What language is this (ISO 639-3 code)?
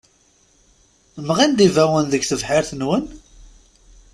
kab